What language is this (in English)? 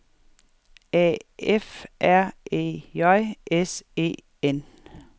Danish